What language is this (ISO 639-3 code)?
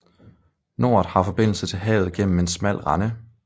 dan